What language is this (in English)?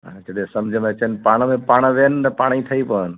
Sindhi